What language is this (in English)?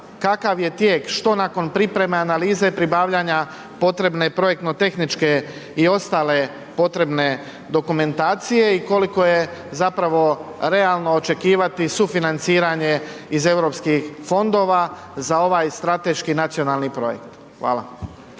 Croatian